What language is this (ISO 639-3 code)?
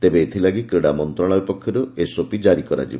ori